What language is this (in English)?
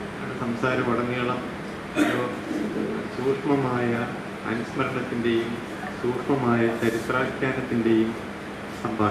Malayalam